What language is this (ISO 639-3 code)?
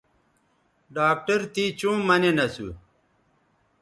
btv